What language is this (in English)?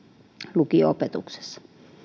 Finnish